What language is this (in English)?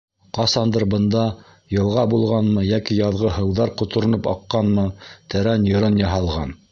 Bashkir